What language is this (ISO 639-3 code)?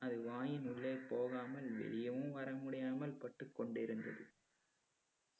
tam